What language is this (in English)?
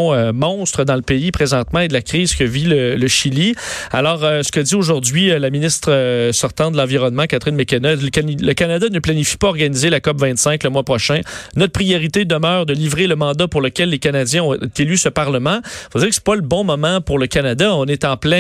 French